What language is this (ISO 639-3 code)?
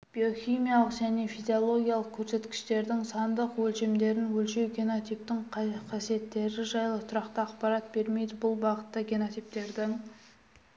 kaz